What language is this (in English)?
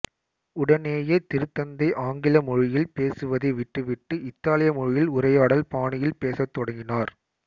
Tamil